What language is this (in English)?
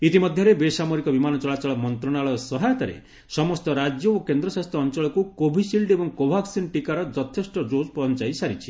Odia